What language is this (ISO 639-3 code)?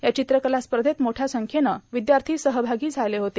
mar